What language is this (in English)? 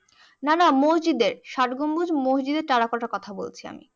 Bangla